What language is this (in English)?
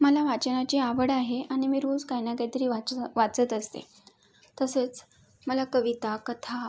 Marathi